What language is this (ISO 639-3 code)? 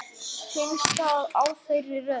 isl